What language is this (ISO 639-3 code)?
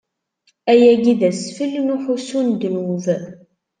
kab